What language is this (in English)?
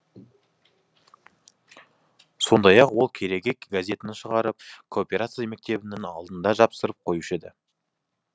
Kazakh